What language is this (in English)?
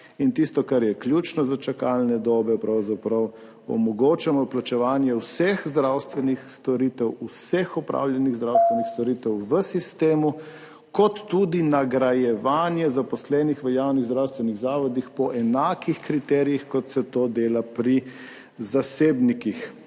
Slovenian